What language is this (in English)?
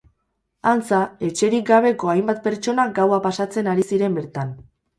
Basque